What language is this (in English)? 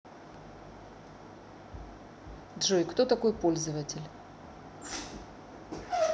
Russian